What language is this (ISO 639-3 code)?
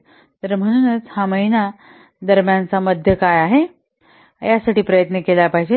mar